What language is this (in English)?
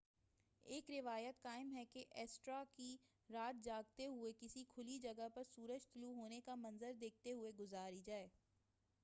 Urdu